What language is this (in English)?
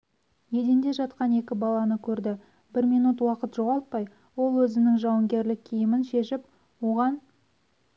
Kazakh